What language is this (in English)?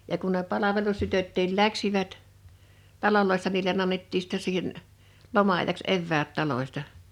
Finnish